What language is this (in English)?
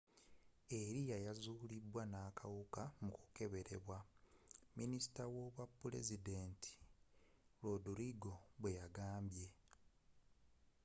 Ganda